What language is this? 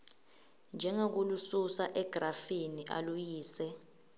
Swati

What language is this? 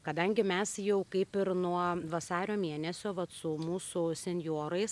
Lithuanian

